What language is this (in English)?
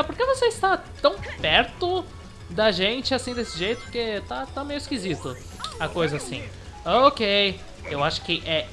Portuguese